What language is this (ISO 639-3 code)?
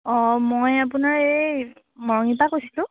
asm